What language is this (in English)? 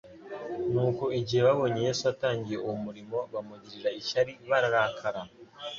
Kinyarwanda